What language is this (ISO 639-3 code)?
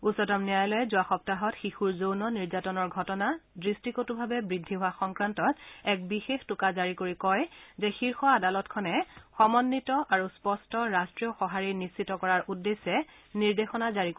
asm